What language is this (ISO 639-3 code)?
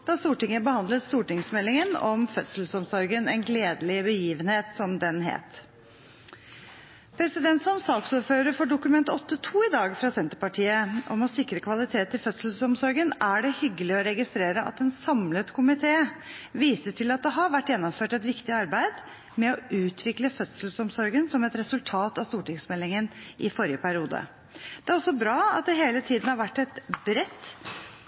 nob